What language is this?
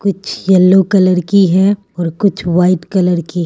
Hindi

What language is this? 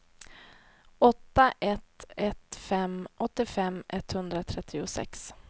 Swedish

